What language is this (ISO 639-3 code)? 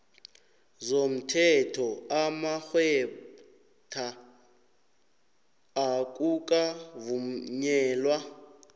nbl